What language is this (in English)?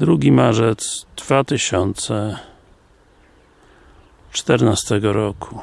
Polish